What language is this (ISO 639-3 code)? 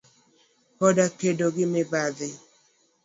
luo